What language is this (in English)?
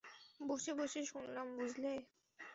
Bangla